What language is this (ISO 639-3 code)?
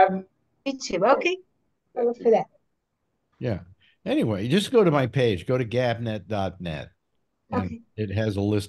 eng